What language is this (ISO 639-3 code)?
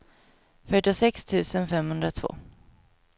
swe